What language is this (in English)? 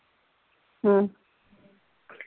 Punjabi